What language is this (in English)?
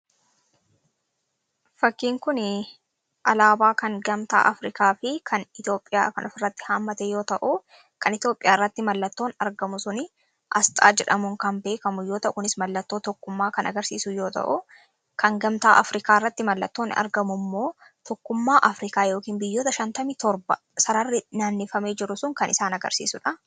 Oromo